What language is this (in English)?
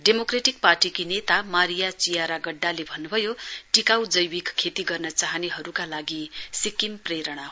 Nepali